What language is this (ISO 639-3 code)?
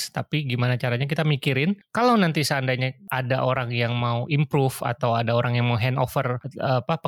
ind